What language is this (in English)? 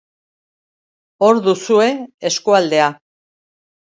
Basque